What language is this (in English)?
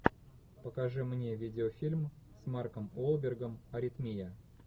Russian